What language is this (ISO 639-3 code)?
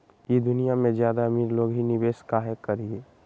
mag